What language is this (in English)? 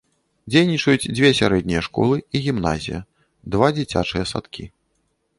Belarusian